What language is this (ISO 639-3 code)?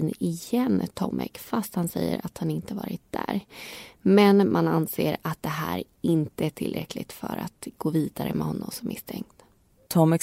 swe